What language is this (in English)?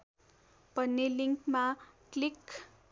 Nepali